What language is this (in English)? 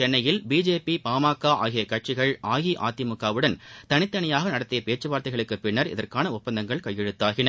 Tamil